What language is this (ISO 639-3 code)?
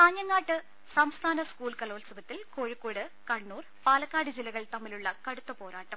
mal